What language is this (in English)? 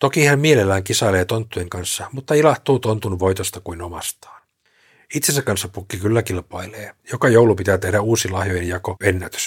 Finnish